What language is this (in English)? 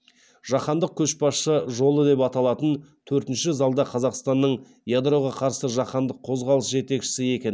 Kazakh